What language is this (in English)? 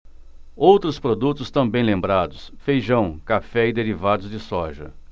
Portuguese